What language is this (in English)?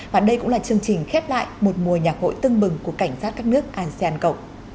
Vietnamese